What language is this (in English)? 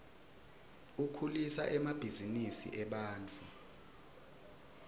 Swati